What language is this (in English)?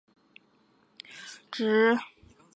Chinese